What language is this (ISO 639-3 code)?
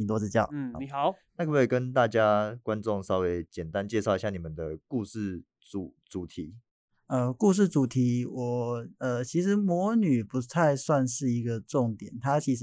zho